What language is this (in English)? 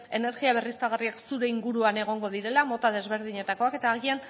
Basque